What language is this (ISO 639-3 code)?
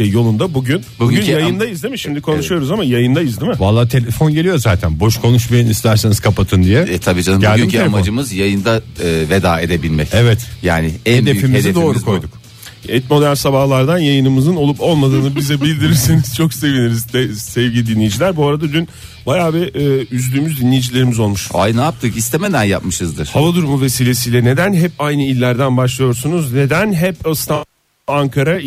tur